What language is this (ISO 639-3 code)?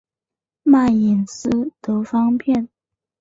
zho